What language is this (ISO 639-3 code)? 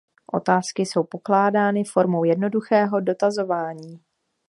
ces